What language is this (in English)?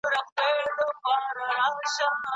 Pashto